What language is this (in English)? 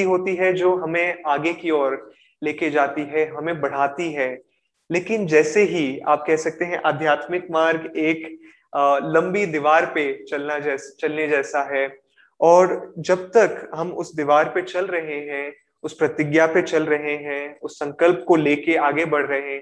Hindi